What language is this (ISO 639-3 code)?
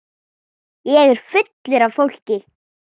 isl